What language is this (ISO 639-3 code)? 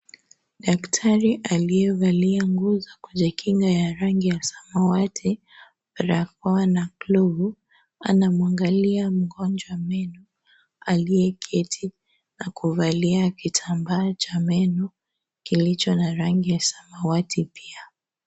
swa